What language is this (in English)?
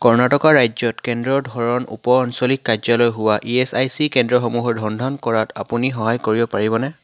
Assamese